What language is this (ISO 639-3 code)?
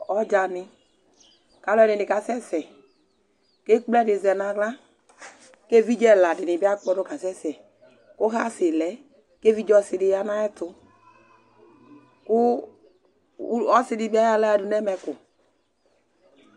kpo